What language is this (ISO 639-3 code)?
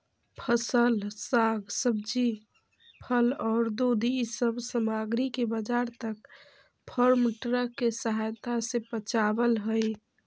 mag